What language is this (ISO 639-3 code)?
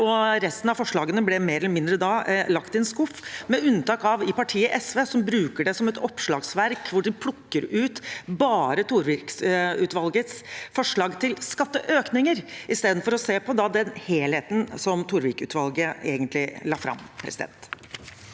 nor